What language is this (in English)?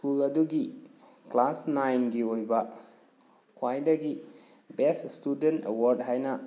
Manipuri